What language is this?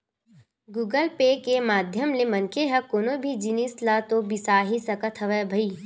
Chhattisgarhi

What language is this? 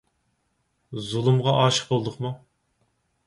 Uyghur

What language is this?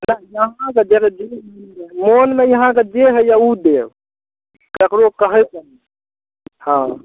Maithili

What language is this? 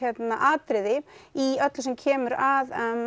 Icelandic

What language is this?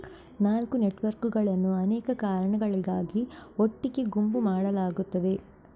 Kannada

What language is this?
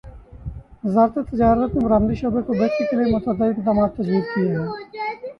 Urdu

